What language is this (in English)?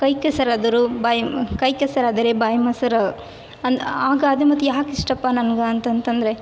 Kannada